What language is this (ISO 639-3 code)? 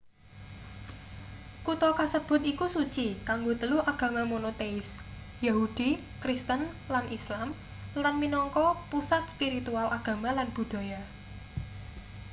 jav